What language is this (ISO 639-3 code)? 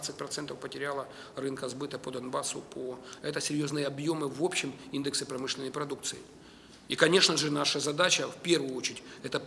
rus